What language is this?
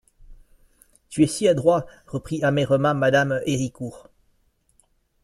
French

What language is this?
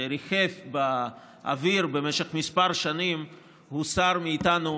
Hebrew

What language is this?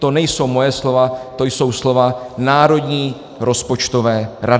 Czech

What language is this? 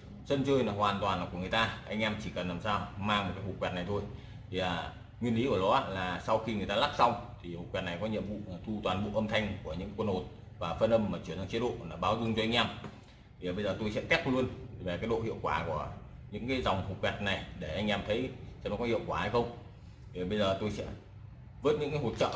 Vietnamese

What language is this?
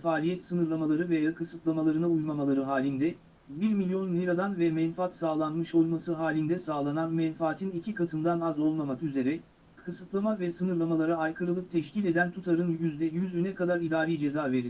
Turkish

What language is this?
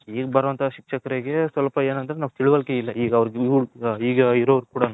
Kannada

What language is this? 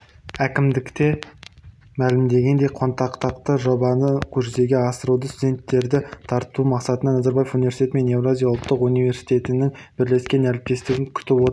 Kazakh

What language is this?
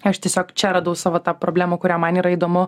Lithuanian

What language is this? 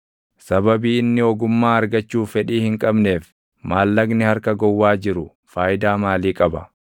Oromo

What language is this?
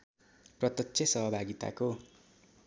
Nepali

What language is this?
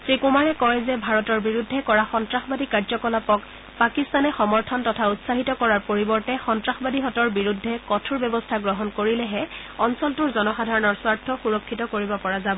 Assamese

